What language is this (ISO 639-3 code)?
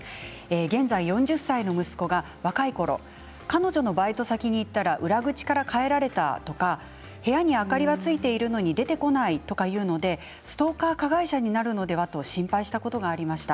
jpn